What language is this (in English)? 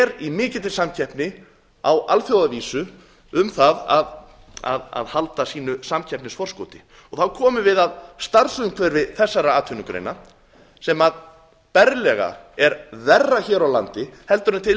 Icelandic